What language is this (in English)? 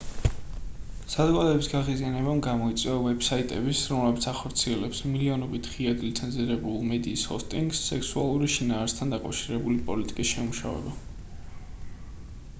Georgian